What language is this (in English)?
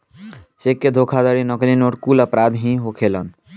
Bhojpuri